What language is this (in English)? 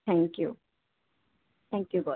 Punjabi